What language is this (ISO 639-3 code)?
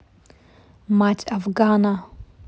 rus